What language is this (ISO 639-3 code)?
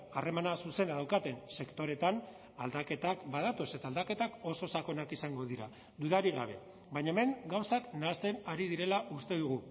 eus